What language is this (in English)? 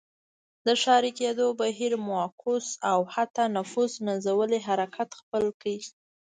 Pashto